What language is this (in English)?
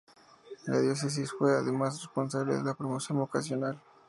Spanish